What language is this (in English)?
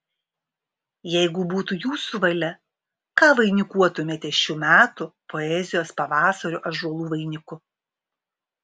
Lithuanian